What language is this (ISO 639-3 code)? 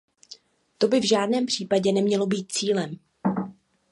ces